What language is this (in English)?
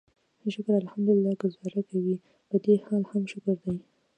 Pashto